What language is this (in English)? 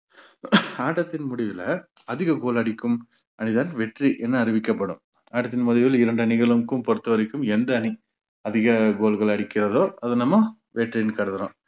Tamil